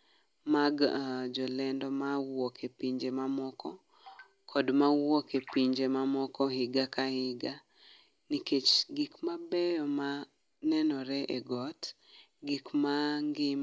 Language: Luo (Kenya and Tanzania)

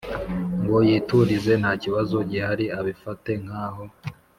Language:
Kinyarwanda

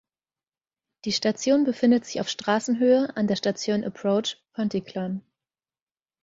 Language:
German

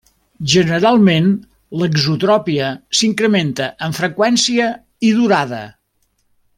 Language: Catalan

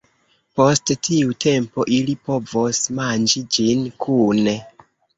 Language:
Esperanto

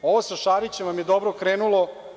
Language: Serbian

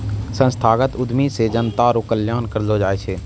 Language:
Maithili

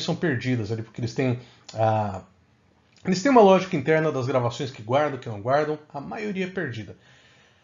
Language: Portuguese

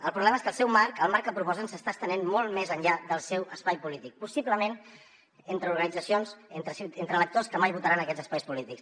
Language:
Catalan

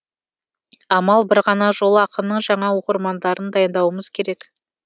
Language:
Kazakh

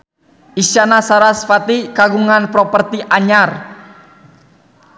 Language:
Sundanese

